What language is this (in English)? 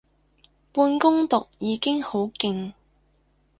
Cantonese